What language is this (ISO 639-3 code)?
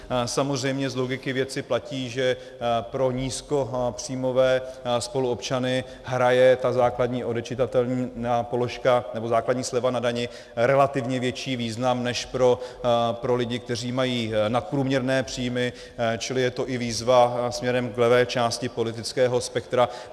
ces